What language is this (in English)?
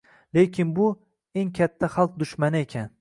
Uzbek